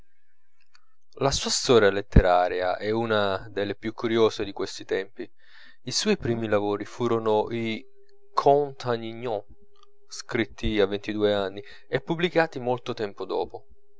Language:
Italian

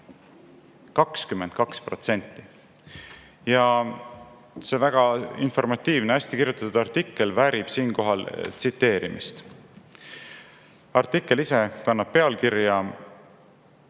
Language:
Estonian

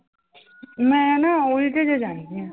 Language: Punjabi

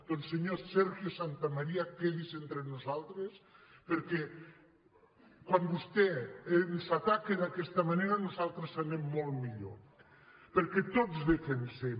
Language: Catalan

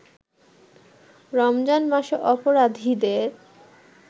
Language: Bangla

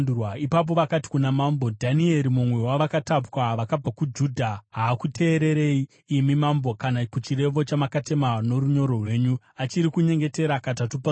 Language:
Shona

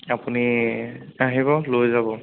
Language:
Assamese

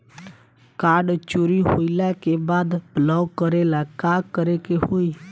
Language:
Bhojpuri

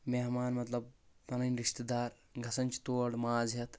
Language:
Kashmiri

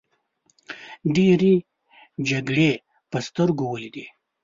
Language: Pashto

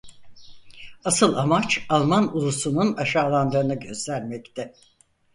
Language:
Turkish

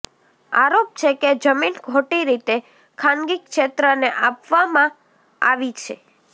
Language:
Gujarati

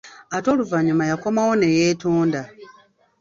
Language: Ganda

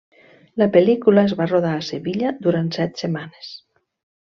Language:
Catalan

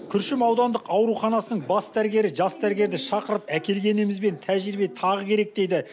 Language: Kazakh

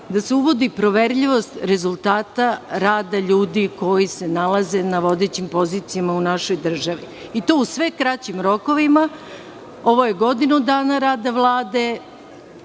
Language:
Serbian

